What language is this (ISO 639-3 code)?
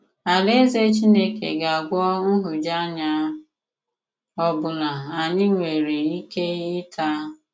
ibo